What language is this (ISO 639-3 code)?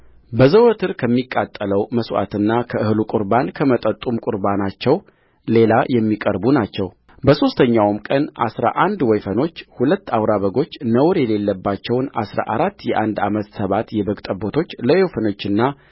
amh